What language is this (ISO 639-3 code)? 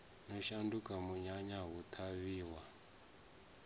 ven